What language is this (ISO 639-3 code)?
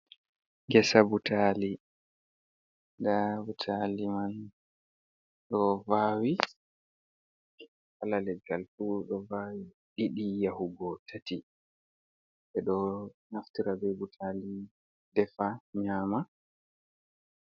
ful